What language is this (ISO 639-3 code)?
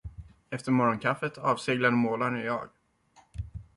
swe